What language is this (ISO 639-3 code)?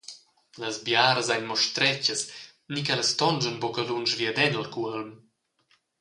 roh